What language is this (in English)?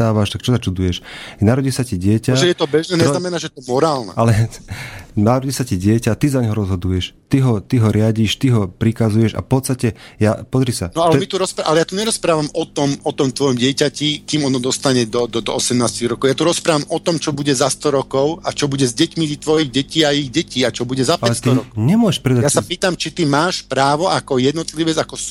Slovak